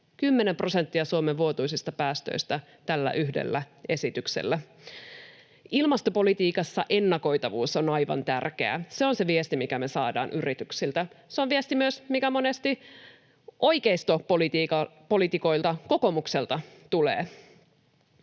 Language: Finnish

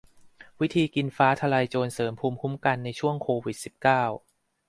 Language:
Thai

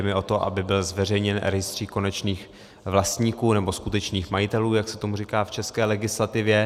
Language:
Czech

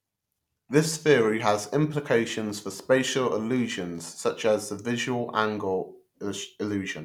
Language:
English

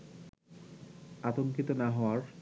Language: Bangla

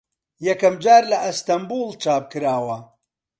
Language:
Central Kurdish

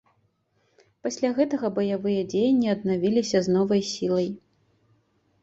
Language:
Belarusian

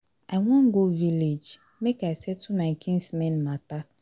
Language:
Nigerian Pidgin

